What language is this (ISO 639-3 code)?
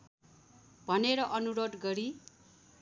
nep